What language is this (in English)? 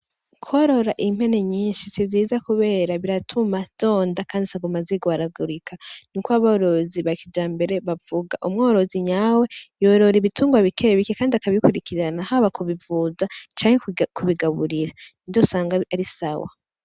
Rundi